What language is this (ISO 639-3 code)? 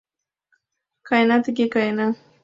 chm